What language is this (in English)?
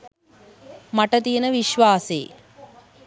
Sinhala